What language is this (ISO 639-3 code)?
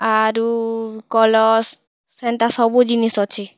ori